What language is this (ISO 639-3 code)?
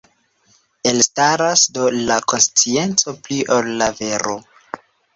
epo